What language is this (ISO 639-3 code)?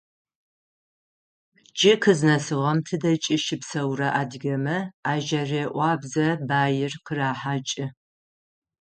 ady